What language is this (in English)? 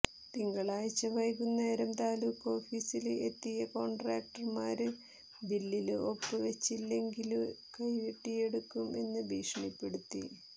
Malayalam